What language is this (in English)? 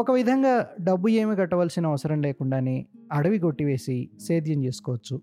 Telugu